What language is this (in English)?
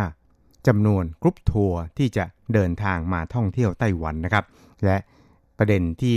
Thai